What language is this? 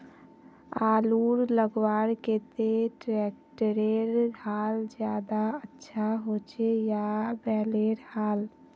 Magahi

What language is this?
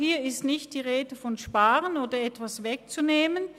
Swiss German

